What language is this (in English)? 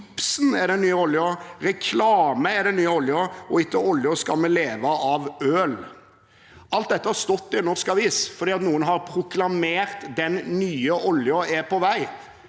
Norwegian